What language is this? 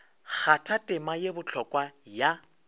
Northern Sotho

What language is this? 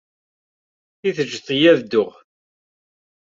Kabyle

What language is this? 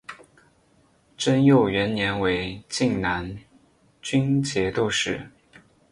Chinese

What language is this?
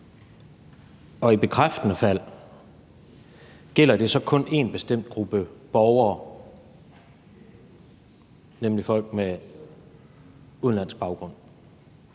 Danish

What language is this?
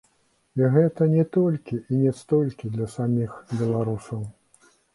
Belarusian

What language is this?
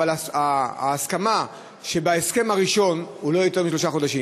Hebrew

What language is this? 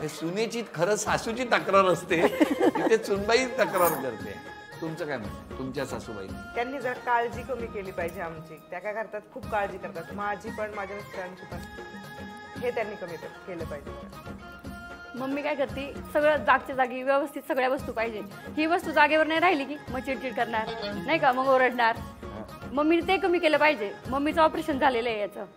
Marathi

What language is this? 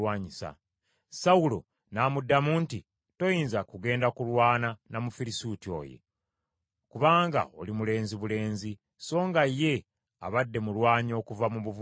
Ganda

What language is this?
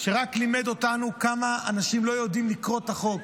Hebrew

